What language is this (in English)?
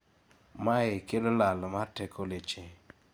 Luo (Kenya and Tanzania)